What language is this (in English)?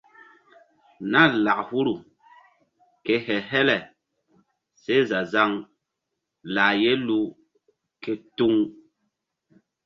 Mbum